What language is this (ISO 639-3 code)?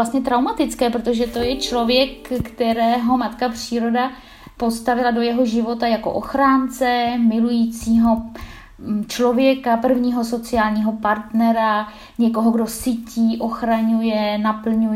ces